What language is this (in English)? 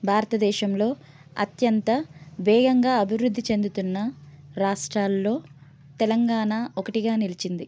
Telugu